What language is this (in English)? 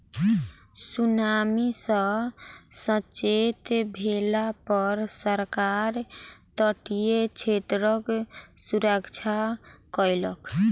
Maithili